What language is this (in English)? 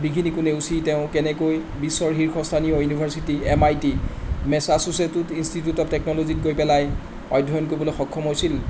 Assamese